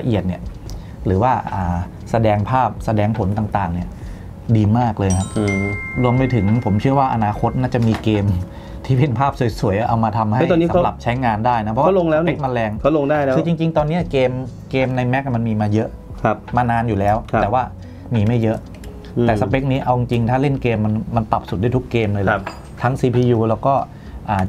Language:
Thai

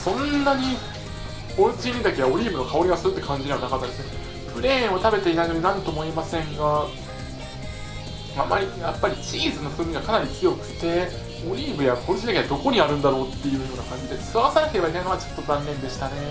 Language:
Japanese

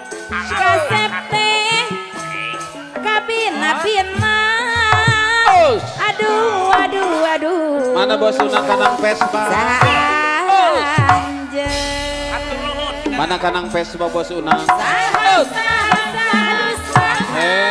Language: Indonesian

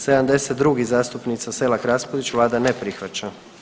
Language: Croatian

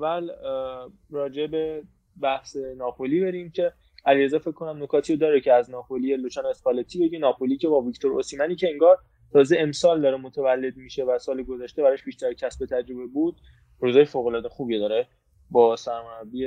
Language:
Persian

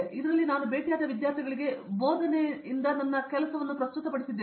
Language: Kannada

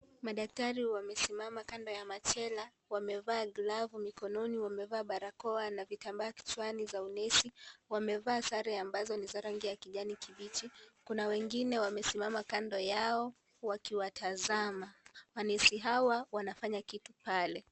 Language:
Swahili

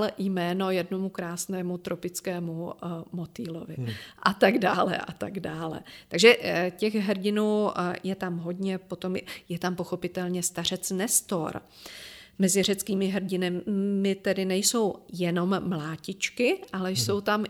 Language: Czech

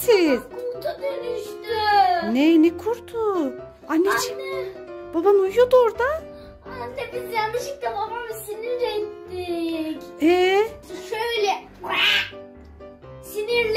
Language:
Turkish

